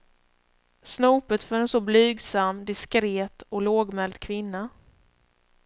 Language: Swedish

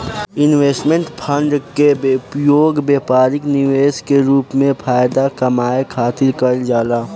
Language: Bhojpuri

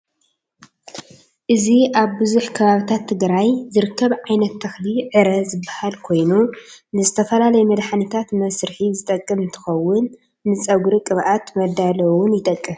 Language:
Tigrinya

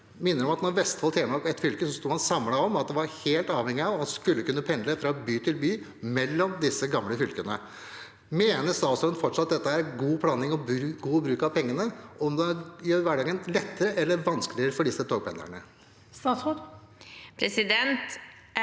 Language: Norwegian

